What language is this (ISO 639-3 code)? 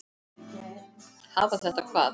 isl